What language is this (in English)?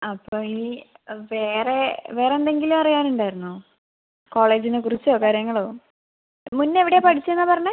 Malayalam